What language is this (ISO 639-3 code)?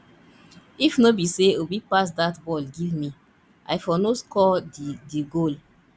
pcm